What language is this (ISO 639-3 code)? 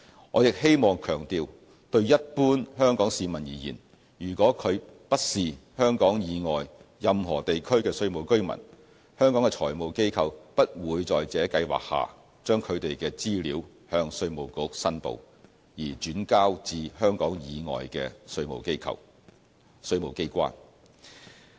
yue